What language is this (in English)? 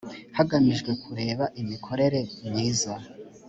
Kinyarwanda